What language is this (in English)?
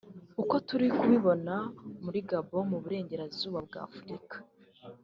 Kinyarwanda